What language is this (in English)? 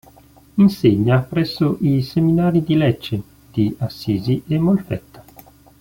Italian